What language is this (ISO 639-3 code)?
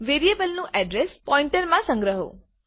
guj